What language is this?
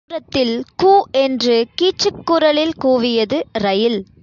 Tamil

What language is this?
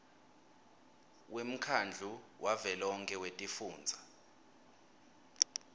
Swati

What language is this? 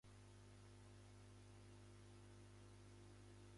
Japanese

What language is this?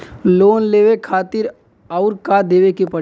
Bhojpuri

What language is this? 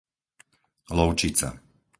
Slovak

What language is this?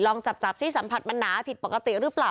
Thai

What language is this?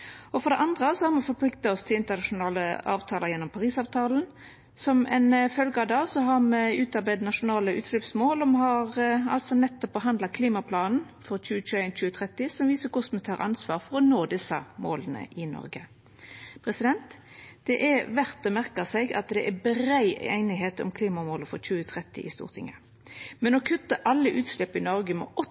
Norwegian Nynorsk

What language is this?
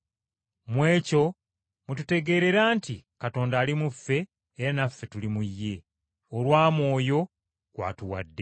Ganda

